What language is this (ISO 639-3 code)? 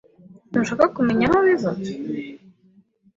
kin